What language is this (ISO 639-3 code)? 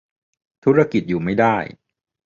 tha